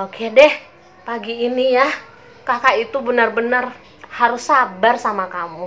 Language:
Indonesian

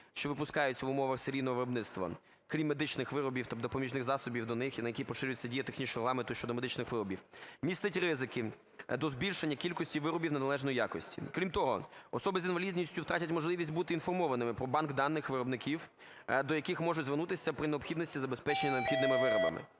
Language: Ukrainian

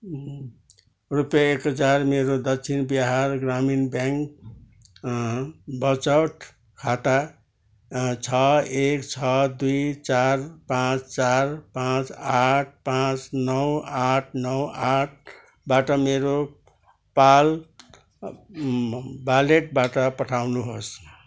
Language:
Nepali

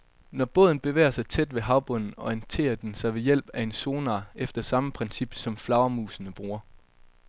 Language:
Danish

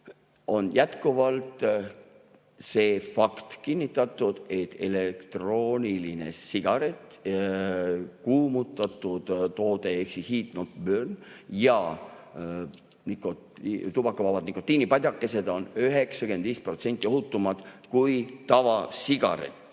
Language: Estonian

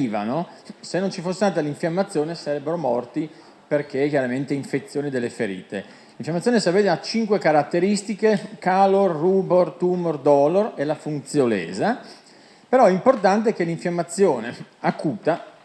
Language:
Italian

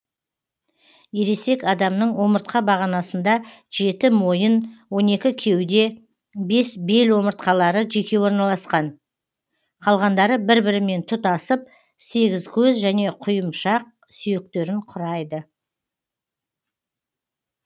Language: Kazakh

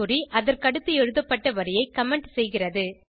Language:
Tamil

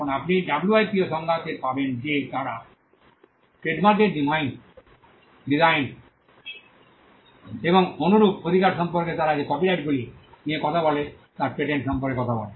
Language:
Bangla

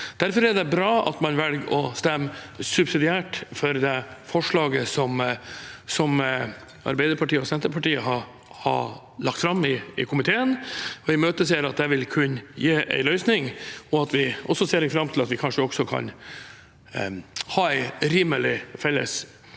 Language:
Norwegian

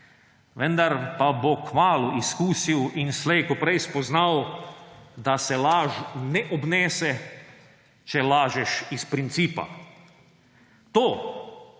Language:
Slovenian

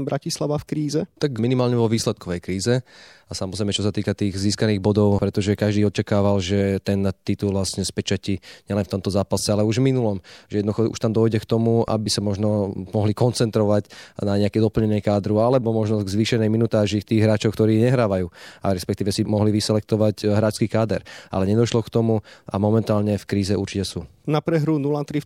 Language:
Slovak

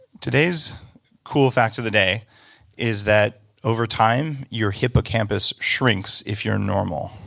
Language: English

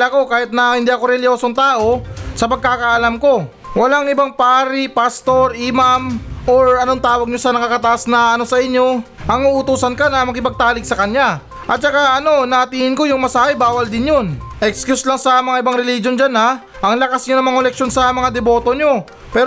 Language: Filipino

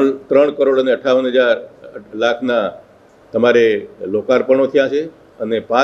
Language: Romanian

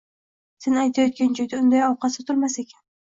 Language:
Uzbek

